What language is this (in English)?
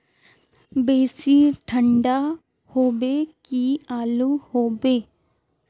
Magahi